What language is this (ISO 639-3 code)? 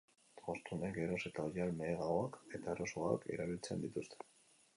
eus